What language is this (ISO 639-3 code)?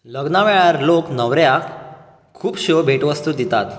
kok